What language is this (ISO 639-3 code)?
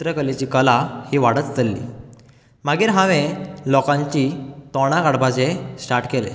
kok